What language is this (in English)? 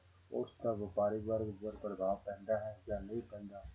Punjabi